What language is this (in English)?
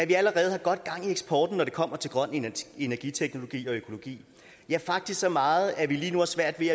Danish